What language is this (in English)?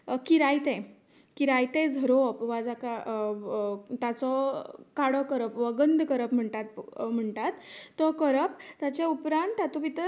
Konkani